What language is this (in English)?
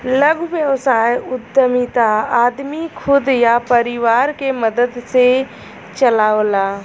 Bhojpuri